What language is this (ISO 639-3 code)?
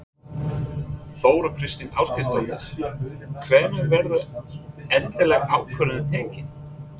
isl